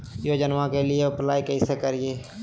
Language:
Magahi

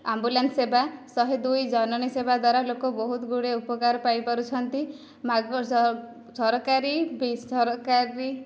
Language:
Odia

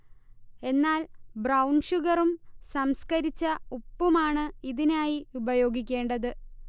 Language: Malayalam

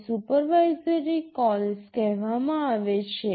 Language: Gujarati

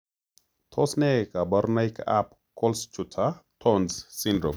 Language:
Kalenjin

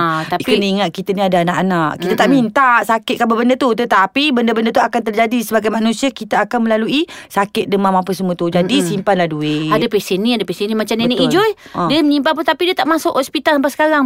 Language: Malay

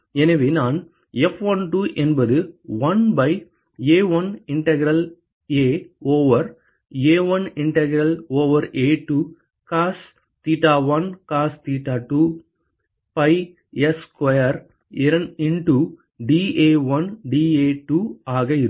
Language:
Tamil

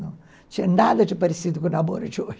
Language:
Portuguese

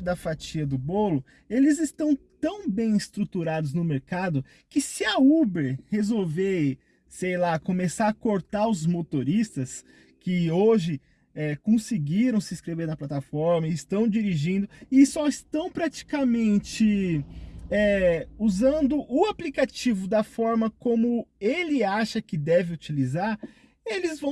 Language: Portuguese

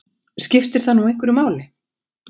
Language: Icelandic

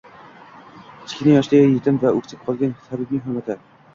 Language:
Uzbek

